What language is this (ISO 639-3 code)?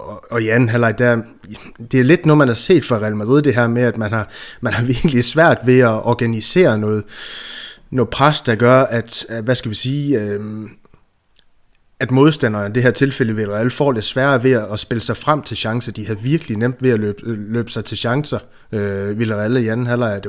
dan